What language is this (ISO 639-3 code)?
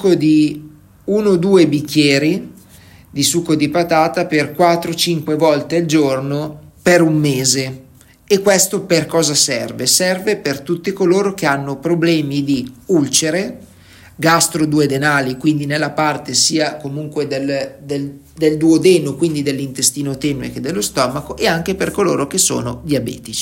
ita